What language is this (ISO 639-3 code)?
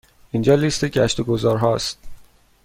fas